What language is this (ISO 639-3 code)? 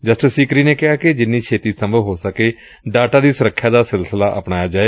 pan